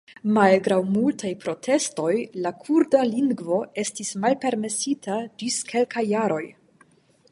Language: Esperanto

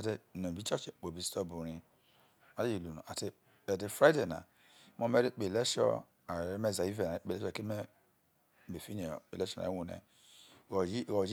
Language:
Isoko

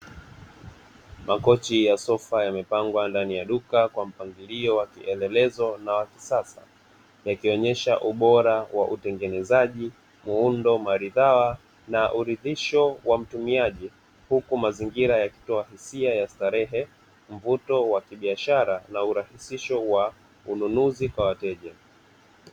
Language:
Swahili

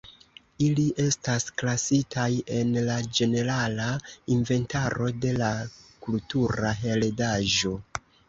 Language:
Esperanto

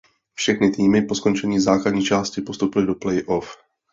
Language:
Czech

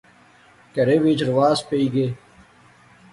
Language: Pahari-Potwari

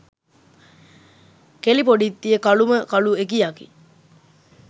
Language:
Sinhala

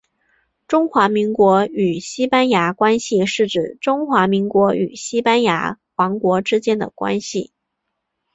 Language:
Chinese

